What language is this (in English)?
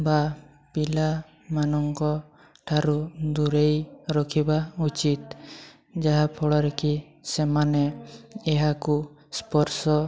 Odia